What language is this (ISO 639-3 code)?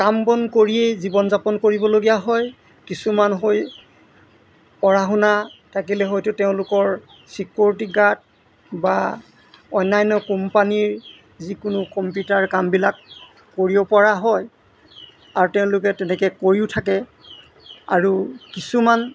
asm